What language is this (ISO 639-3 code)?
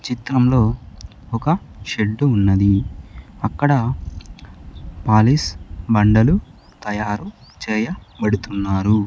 tel